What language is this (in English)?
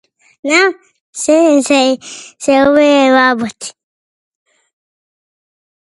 Macedonian